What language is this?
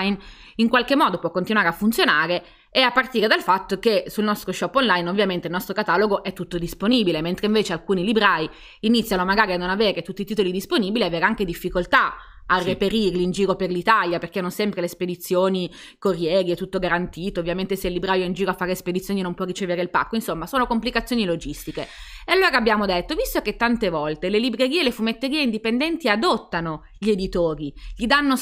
Italian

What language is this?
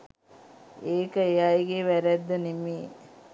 Sinhala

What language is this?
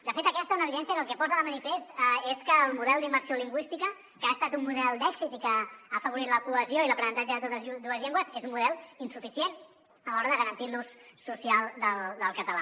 Catalan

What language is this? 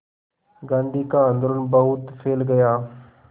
Hindi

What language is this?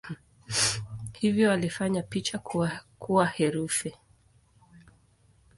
Swahili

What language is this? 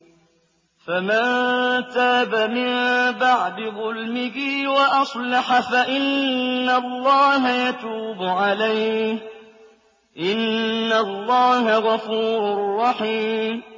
Arabic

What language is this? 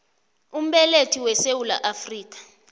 South Ndebele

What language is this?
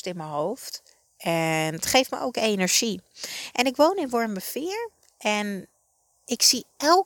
Dutch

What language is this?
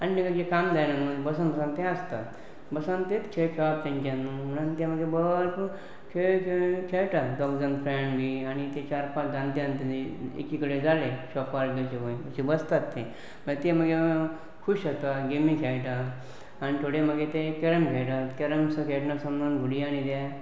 Konkani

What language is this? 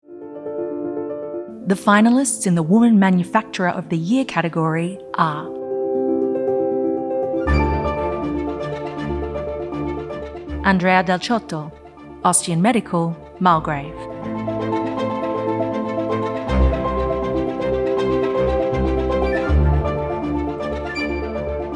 English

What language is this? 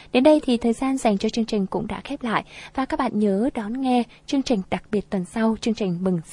Vietnamese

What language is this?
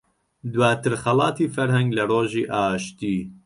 Central Kurdish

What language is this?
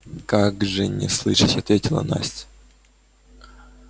Russian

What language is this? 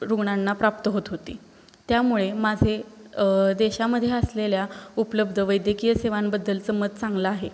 Marathi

